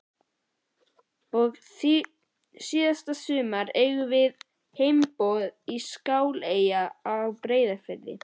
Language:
Icelandic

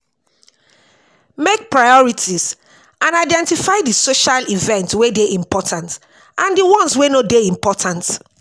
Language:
Nigerian Pidgin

